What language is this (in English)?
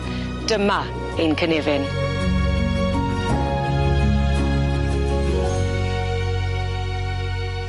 Welsh